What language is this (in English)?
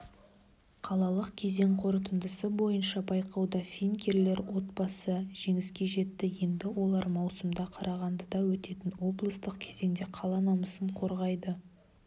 Kazakh